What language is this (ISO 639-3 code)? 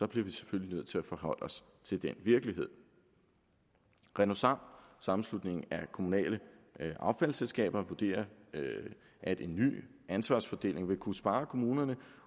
dan